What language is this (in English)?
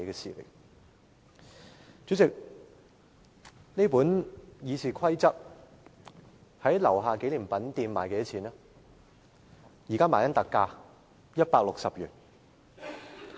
Cantonese